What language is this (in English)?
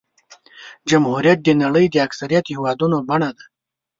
Pashto